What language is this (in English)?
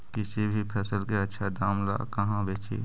Magahi